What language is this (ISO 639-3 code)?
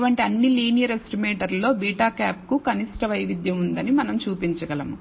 tel